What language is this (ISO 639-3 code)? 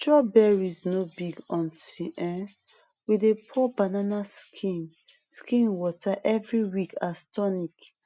pcm